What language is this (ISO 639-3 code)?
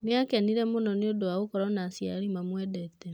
kik